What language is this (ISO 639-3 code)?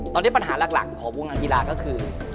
tha